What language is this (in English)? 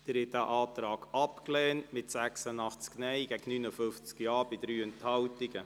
Swiss German